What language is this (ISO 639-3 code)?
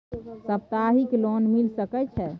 mai